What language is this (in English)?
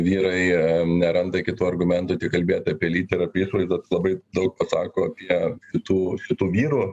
Lithuanian